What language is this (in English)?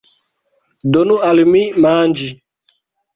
Esperanto